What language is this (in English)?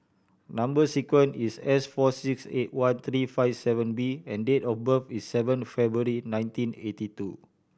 English